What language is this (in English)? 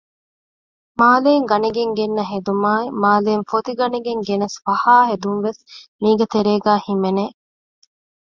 Divehi